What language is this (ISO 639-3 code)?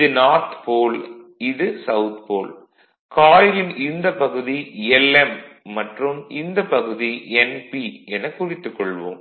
tam